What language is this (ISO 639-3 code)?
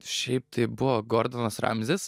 lit